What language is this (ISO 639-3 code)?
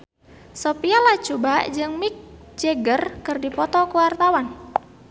sun